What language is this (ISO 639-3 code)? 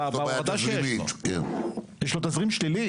heb